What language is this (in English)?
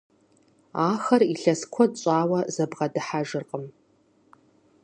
Kabardian